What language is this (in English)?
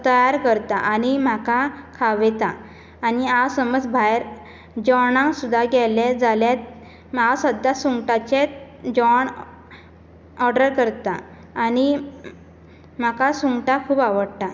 Konkani